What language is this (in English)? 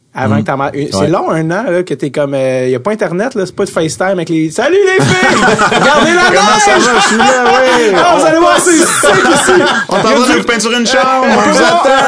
French